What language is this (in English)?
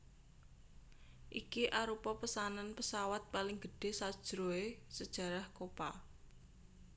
Javanese